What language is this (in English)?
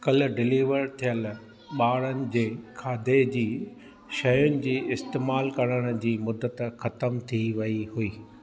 Sindhi